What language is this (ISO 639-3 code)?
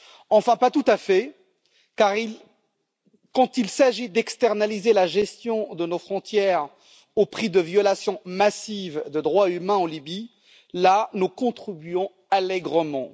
fra